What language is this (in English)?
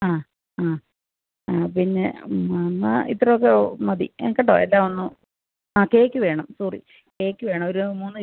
Malayalam